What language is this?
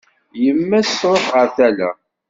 Kabyle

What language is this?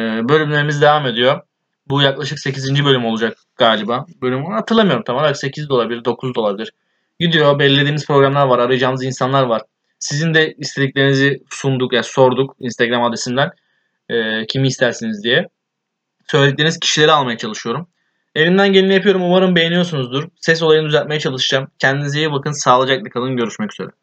Turkish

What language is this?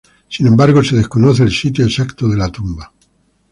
Spanish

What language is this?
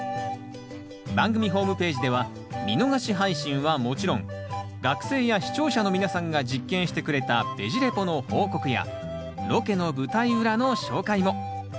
Japanese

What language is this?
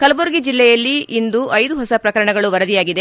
Kannada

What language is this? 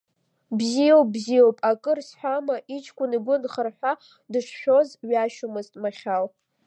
Abkhazian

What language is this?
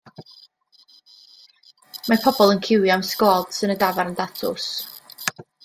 Welsh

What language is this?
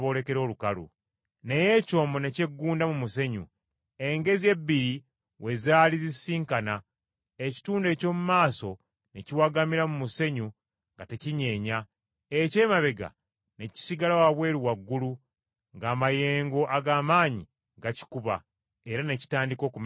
Ganda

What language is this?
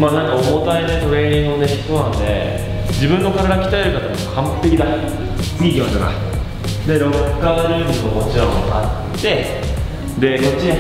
Japanese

